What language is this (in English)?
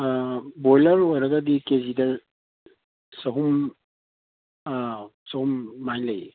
Manipuri